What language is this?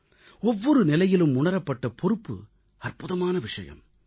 Tamil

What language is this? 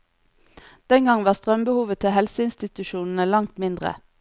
Norwegian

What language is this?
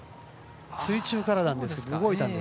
Japanese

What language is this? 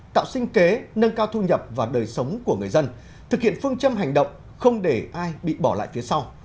Vietnamese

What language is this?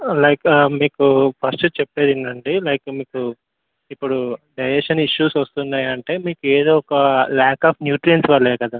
Telugu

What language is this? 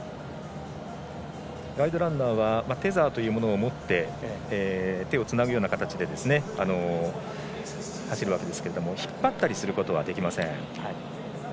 Japanese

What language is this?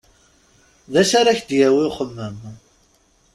Kabyle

